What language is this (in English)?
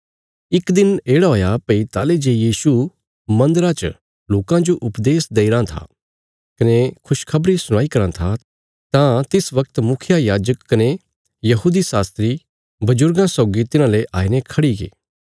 Bilaspuri